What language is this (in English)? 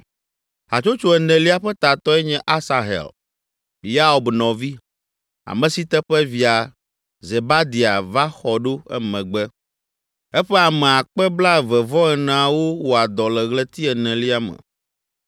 Ewe